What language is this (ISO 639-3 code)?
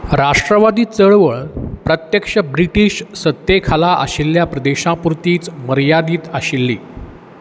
kok